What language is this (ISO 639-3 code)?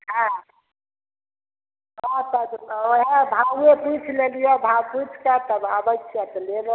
mai